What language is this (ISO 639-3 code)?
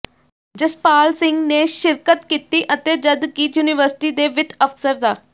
pan